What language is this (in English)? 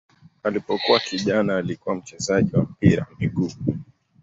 Swahili